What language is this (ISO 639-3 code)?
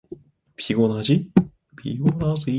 kor